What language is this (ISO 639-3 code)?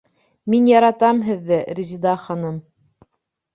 bak